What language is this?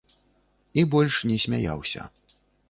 Belarusian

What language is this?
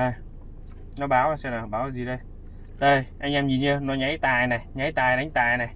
Vietnamese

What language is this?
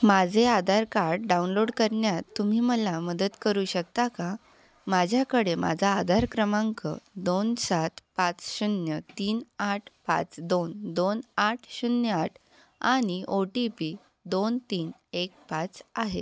Marathi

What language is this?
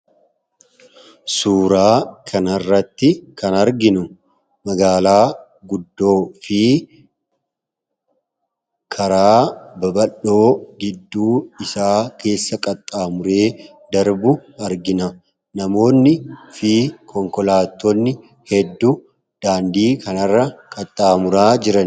Oromo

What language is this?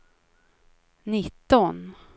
Swedish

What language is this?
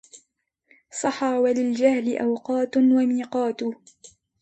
Arabic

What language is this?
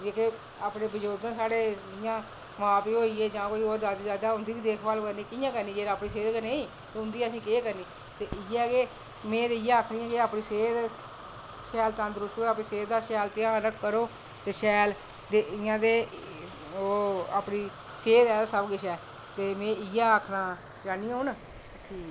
Dogri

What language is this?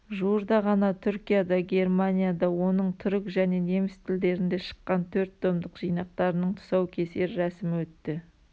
Kazakh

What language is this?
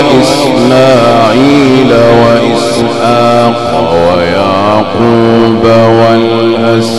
Arabic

